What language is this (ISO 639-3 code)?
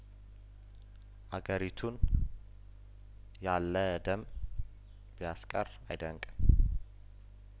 amh